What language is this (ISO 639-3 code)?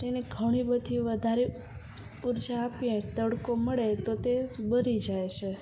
guj